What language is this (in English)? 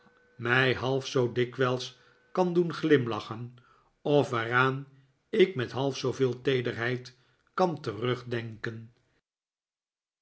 Dutch